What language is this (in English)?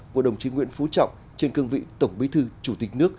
Vietnamese